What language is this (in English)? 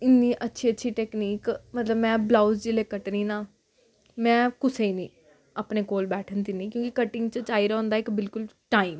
Dogri